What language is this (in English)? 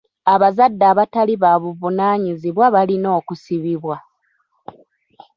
Ganda